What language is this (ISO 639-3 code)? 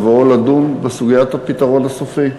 heb